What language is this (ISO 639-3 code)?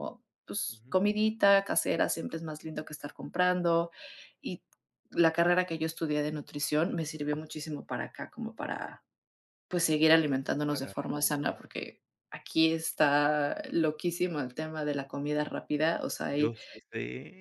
spa